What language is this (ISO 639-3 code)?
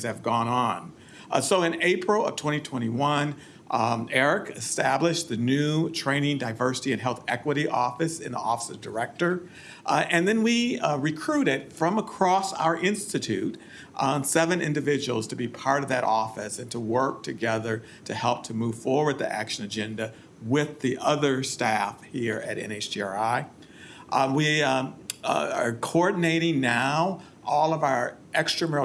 eng